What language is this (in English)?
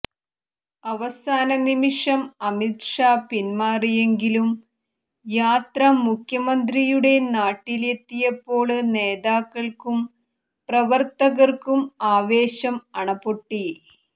Malayalam